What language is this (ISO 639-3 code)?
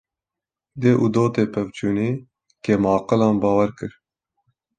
kur